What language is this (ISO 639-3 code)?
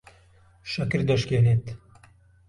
ckb